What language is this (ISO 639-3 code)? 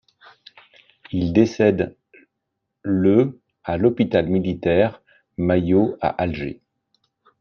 fra